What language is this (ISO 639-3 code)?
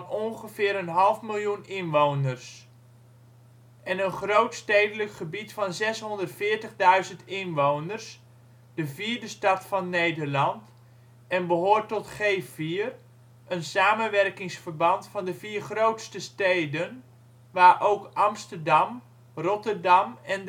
nld